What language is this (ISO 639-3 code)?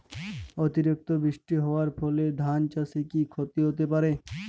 ben